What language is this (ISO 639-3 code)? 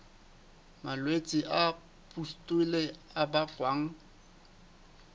sot